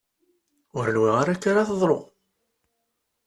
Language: Kabyle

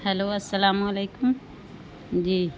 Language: Urdu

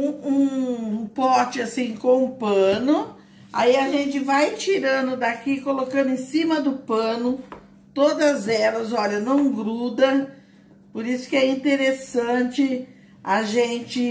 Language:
Portuguese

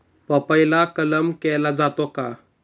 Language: Marathi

